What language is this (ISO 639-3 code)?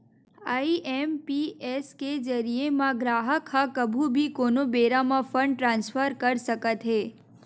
hne